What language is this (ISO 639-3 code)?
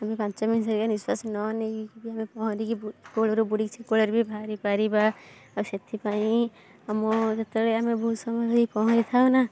ori